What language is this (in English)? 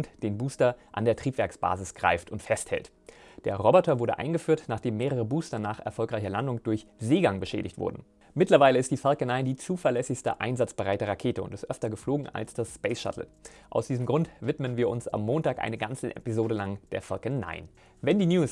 German